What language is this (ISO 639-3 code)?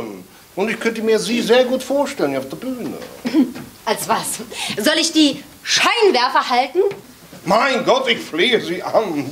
deu